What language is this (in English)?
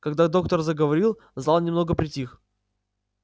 Russian